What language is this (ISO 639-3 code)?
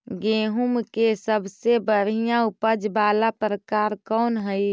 mag